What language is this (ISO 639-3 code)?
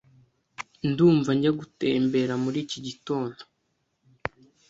kin